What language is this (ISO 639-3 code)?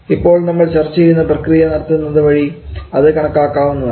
mal